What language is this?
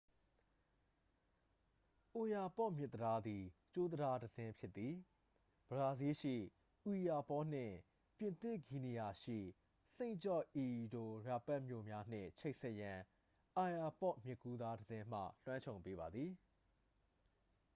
Burmese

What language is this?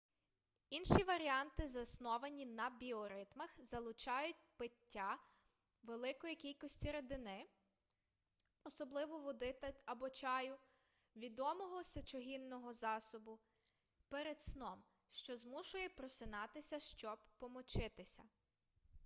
Ukrainian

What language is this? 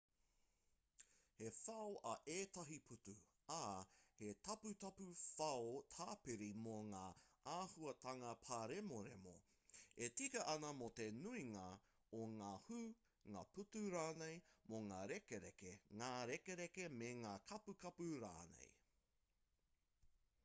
Māori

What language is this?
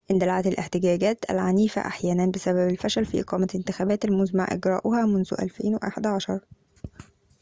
Arabic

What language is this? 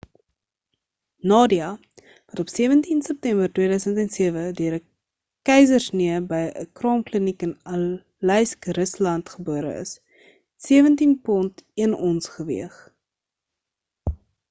Afrikaans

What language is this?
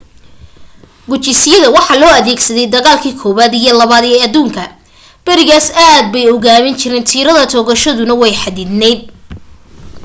Somali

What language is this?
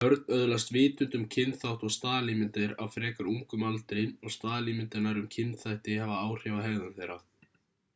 Icelandic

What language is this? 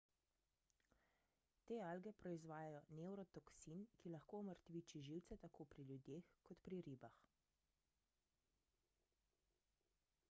Slovenian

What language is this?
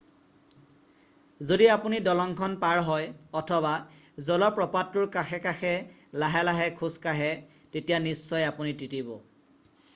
Assamese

